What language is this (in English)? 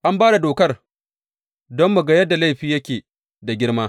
Hausa